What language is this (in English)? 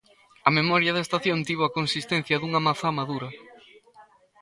Galician